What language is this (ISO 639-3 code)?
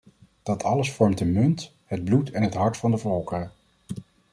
nld